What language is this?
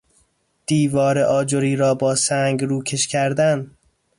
Persian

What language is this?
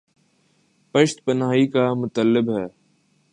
Urdu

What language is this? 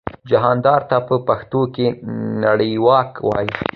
Pashto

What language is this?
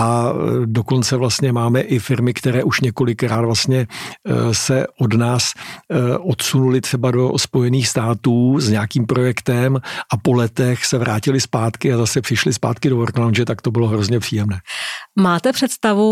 Czech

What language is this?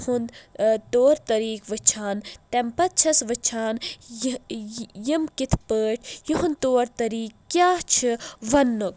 Kashmiri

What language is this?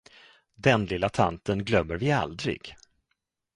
Swedish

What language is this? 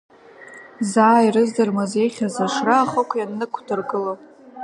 Abkhazian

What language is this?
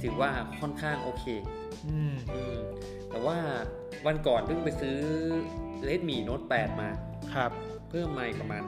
Thai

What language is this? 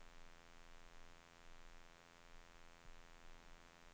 Swedish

